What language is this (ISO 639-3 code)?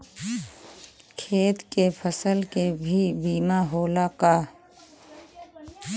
bho